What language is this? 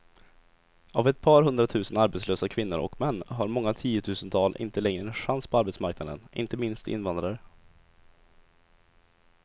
Swedish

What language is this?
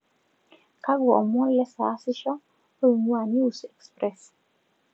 Masai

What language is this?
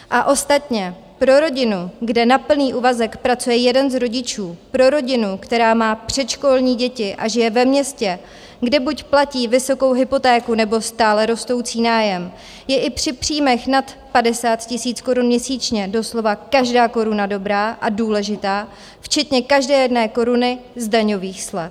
Czech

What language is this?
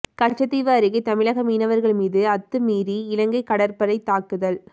Tamil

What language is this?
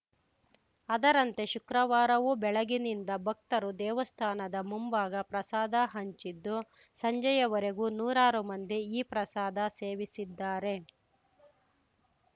Kannada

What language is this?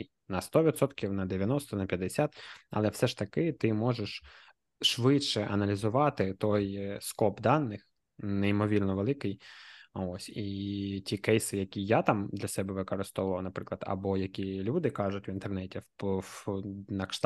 Ukrainian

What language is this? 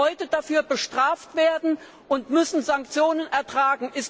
German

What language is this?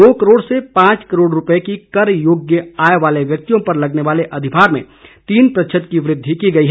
Hindi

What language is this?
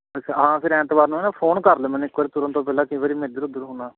Punjabi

